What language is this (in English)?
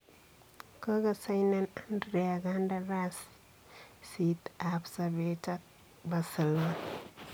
Kalenjin